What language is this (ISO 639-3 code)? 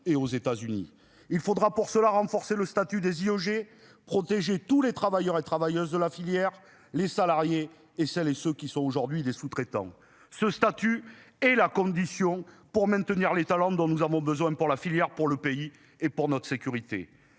fra